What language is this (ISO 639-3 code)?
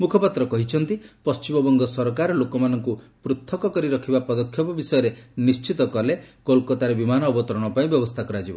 ori